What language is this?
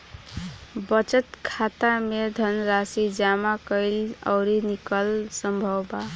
Bhojpuri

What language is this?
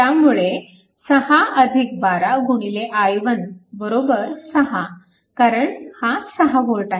Marathi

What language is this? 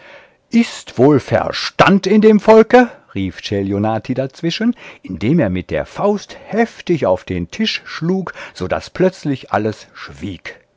German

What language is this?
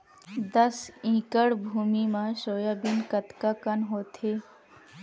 Chhattisgarhi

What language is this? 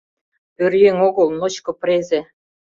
Mari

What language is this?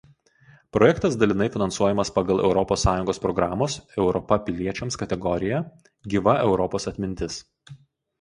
Lithuanian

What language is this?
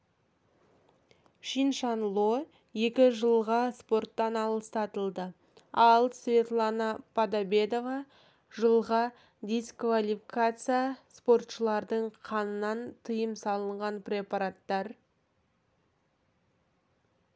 Kazakh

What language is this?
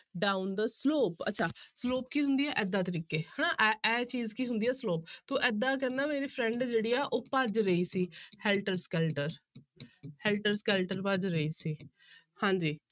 Punjabi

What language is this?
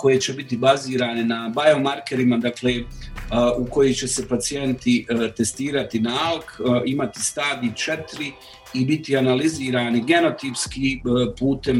Croatian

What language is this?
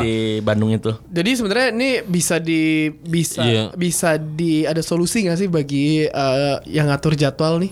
Indonesian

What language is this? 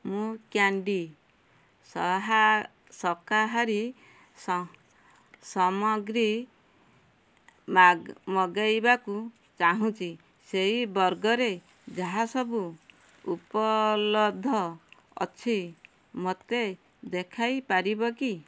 Odia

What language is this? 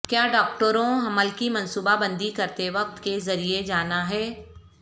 Urdu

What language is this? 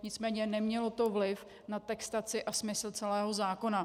Czech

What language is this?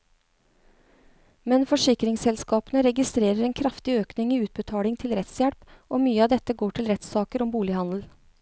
Norwegian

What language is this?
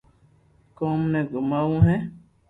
Loarki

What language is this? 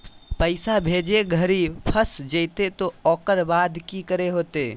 Magahi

